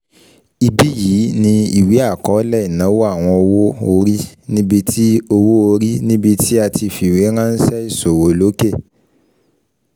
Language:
Yoruba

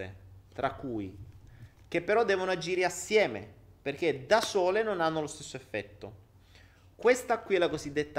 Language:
Italian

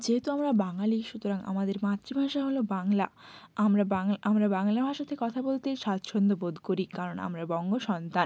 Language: Bangla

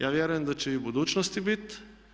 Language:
Croatian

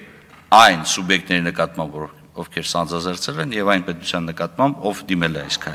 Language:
Turkish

